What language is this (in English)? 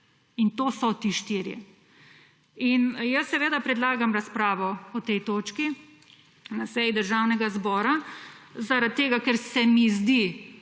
Slovenian